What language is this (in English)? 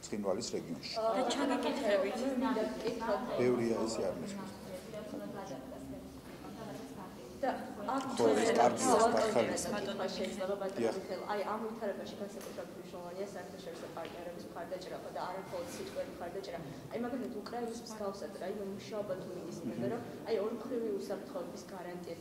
Romanian